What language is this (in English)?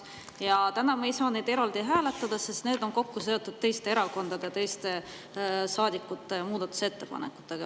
Estonian